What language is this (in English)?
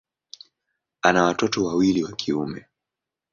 Swahili